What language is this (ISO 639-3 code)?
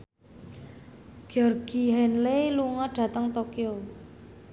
jav